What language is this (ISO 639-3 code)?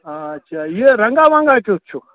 kas